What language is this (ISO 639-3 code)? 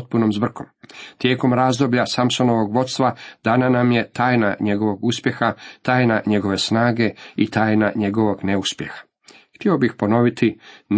hrv